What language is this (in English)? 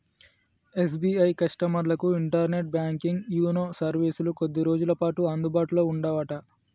Telugu